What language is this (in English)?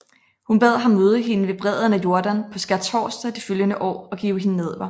Danish